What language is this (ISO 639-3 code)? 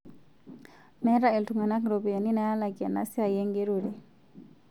mas